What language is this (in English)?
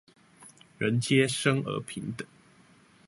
Chinese